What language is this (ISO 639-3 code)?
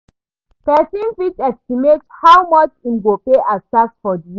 pcm